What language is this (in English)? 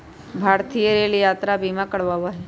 Magahi